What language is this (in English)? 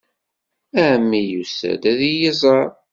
Kabyle